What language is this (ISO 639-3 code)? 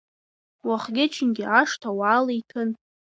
abk